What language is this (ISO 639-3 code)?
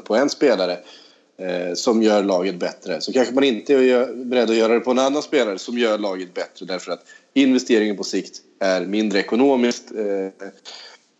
swe